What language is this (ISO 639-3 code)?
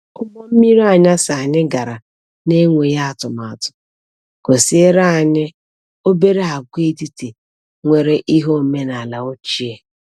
ibo